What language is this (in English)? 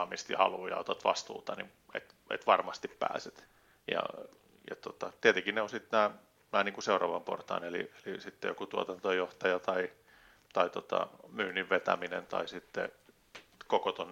Finnish